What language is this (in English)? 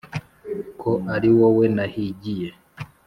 Kinyarwanda